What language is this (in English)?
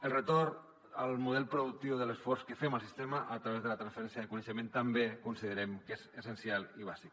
Catalan